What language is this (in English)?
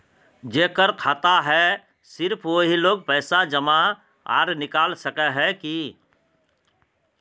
Magahi